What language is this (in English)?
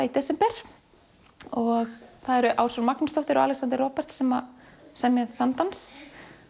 Icelandic